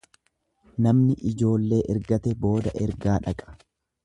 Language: Oromo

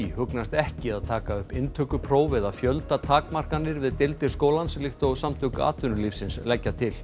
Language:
Icelandic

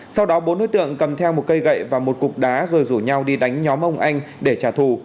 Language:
Vietnamese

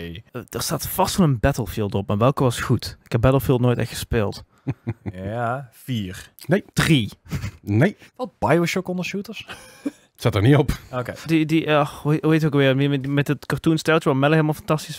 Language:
Dutch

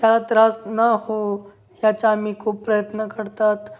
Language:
Marathi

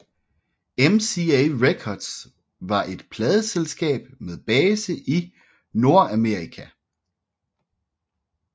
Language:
Danish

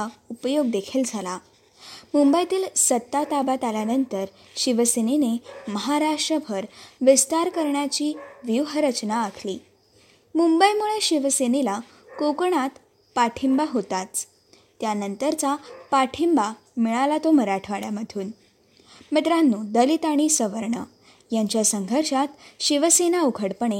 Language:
Marathi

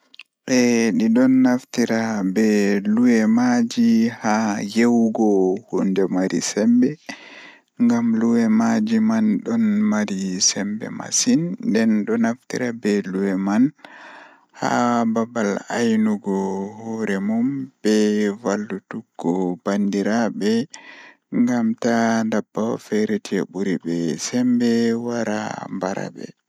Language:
Fula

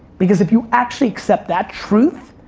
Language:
English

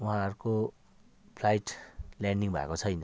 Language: Nepali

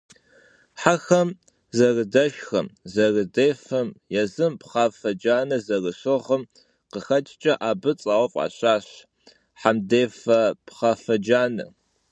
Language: Kabardian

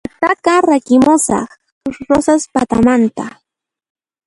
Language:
Puno Quechua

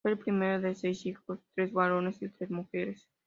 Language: Spanish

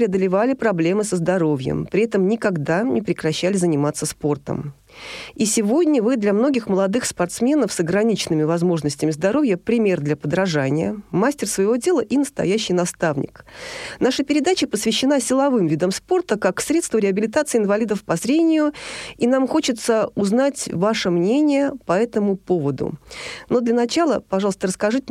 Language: Russian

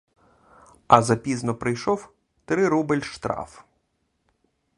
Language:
Ukrainian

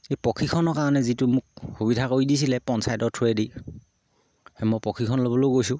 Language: Assamese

